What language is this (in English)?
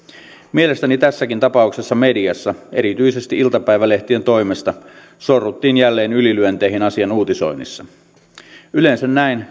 Finnish